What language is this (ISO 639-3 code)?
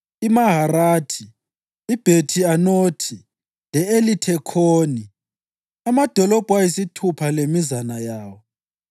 nde